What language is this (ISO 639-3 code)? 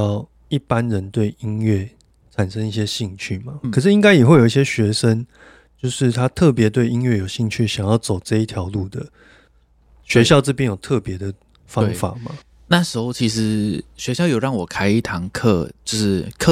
zho